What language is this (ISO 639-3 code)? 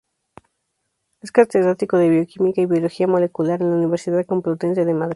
spa